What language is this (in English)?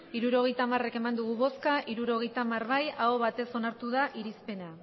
Basque